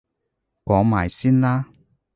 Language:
Cantonese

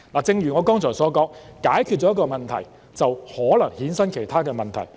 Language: Cantonese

